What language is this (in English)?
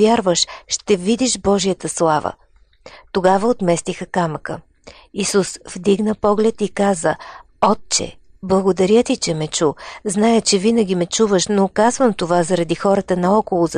Bulgarian